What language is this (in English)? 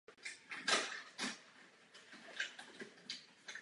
Czech